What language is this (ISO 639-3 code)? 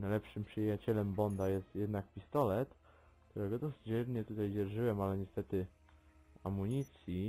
pol